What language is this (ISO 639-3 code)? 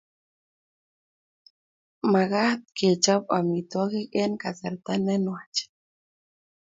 kln